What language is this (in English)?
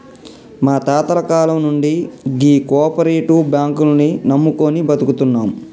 Telugu